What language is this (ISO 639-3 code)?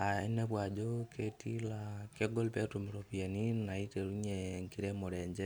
mas